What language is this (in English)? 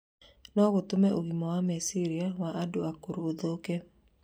Kikuyu